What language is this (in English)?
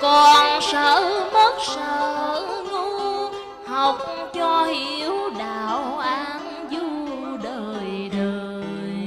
Vietnamese